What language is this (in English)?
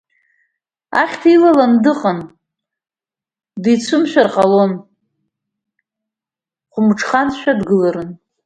Abkhazian